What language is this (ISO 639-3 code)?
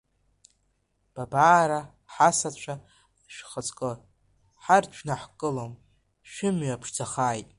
abk